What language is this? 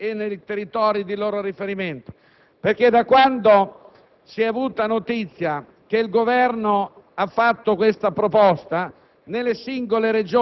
Italian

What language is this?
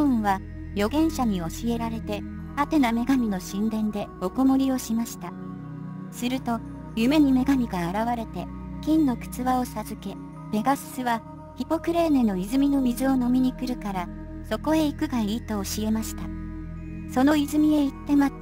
Japanese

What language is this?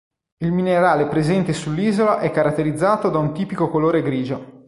Italian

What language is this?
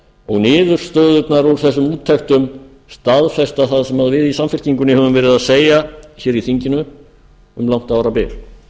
Icelandic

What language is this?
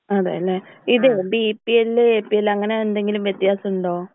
Malayalam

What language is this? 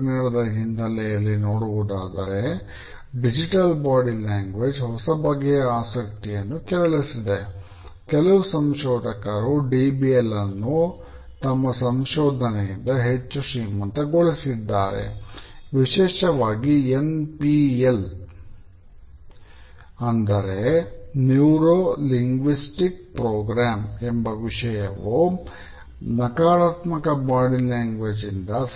Kannada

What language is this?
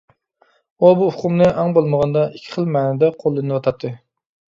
Uyghur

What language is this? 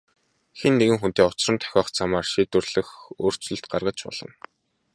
Mongolian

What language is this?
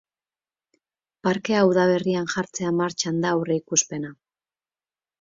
Basque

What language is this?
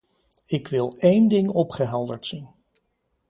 Dutch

